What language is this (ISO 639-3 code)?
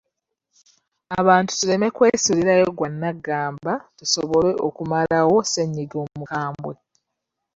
lug